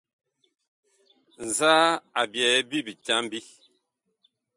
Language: Bakoko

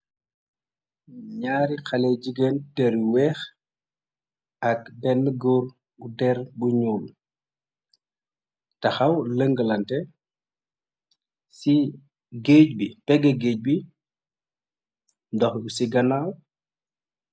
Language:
Wolof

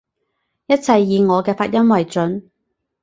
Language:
Cantonese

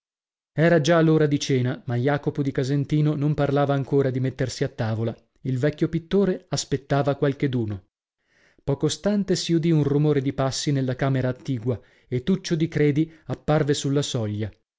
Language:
Italian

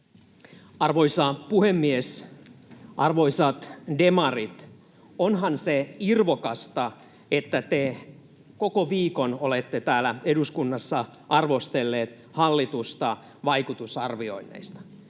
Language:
Finnish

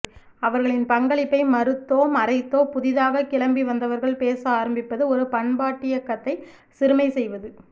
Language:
Tamil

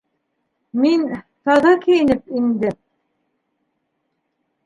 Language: Bashkir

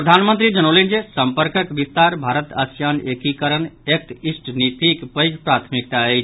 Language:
Maithili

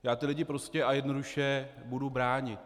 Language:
Czech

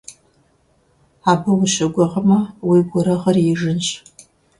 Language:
Kabardian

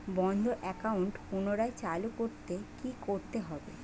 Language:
Bangla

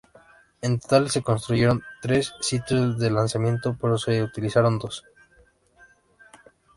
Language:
Spanish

